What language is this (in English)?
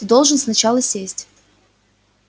Russian